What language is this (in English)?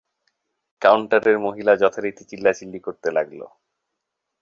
Bangla